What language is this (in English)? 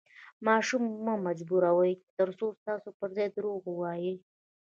Pashto